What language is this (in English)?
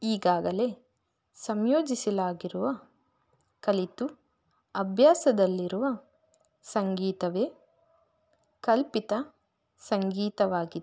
Kannada